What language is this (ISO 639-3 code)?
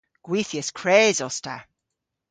cor